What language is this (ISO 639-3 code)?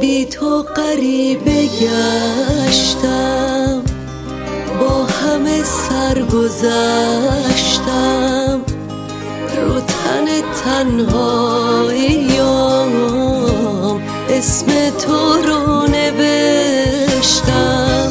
fas